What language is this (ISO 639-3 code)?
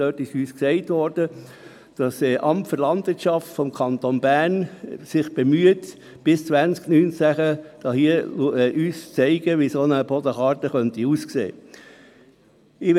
gsw